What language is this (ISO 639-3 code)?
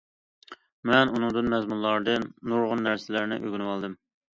uig